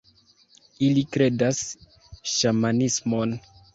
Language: Esperanto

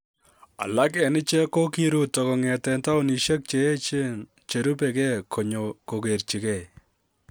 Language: Kalenjin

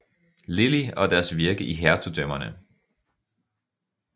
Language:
Danish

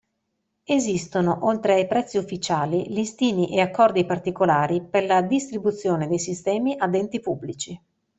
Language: Italian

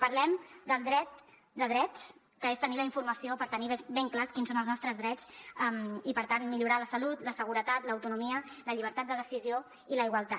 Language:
Catalan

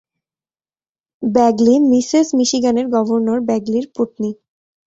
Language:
Bangla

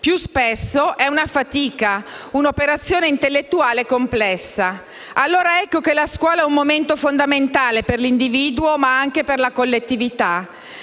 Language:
Italian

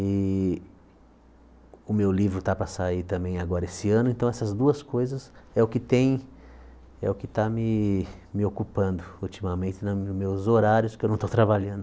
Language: Portuguese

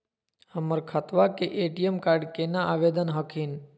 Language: Magahi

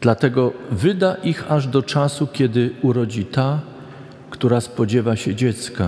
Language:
Polish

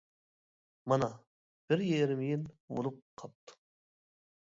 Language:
Uyghur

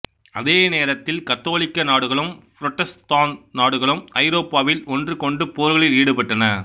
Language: Tamil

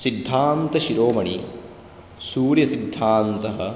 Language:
Sanskrit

